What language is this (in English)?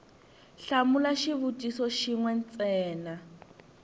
Tsonga